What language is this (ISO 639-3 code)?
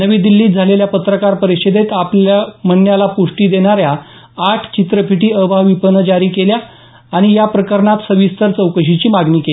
mar